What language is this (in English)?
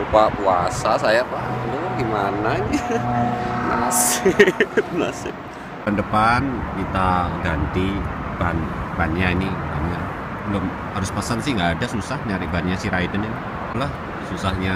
Indonesian